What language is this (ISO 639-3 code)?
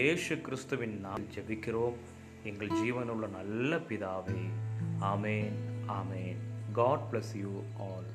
tam